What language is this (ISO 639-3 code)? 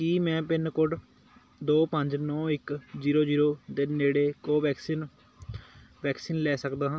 pan